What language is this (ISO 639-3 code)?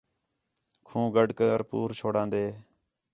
xhe